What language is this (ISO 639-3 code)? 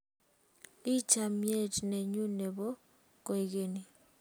kln